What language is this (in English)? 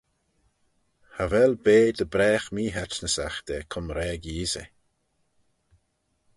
Manx